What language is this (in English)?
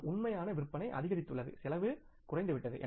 Tamil